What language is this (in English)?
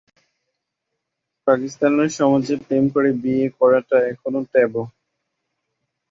Bangla